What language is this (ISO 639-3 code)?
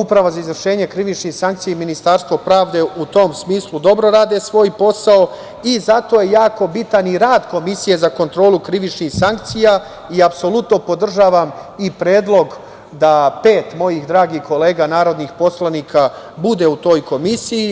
srp